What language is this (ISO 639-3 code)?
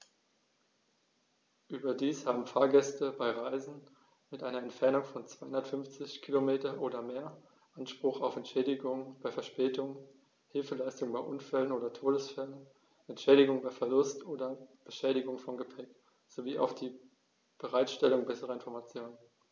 deu